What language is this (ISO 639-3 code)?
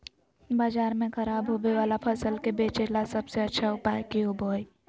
mag